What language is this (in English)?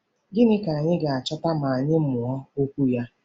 Igbo